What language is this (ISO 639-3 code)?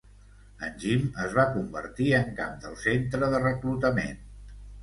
cat